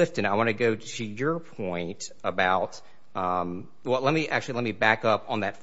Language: English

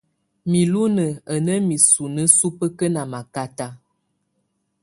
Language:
Tunen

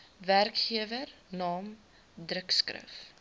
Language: Afrikaans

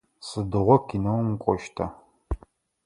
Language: Adyghe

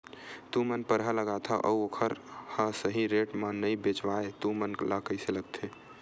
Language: Chhattisgarhi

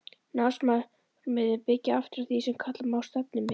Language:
Icelandic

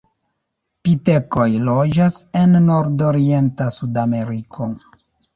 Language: Esperanto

